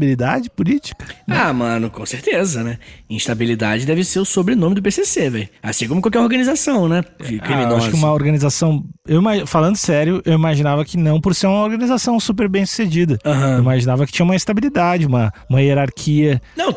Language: Portuguese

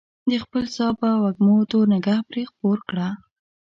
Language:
Pashto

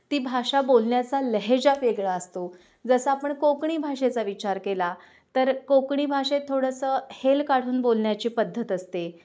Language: Marathi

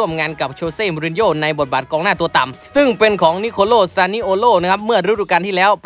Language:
Thai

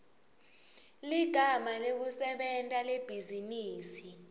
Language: Swati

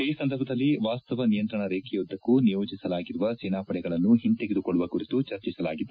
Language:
Kannada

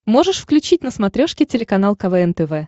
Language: Russian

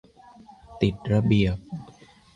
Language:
Thai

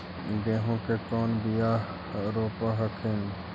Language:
Magahi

